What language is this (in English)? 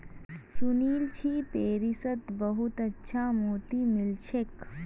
Magahi